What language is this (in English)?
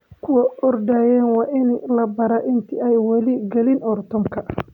Somali